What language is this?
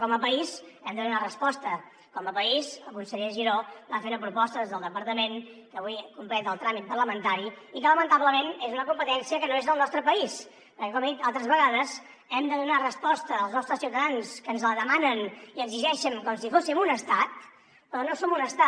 Catalan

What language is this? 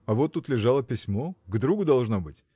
Russian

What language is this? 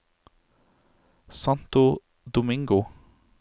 Norwegian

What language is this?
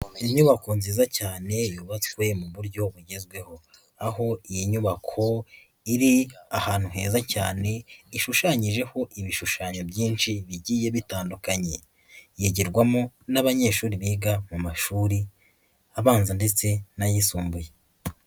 Kinyarwanda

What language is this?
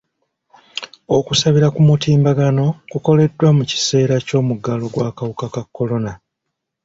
Ganda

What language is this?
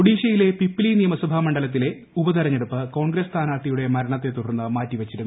Malayalam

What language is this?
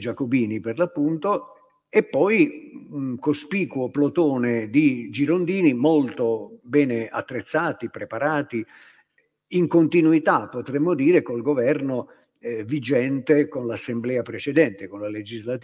Italian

